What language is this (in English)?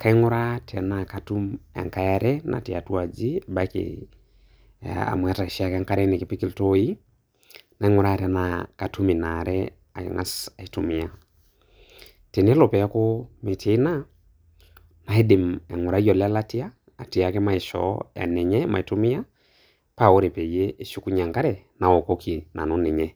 Masai